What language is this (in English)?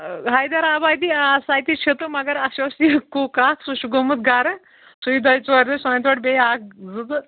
Kashmiri